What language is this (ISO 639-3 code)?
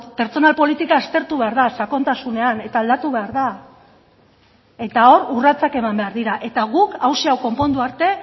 eus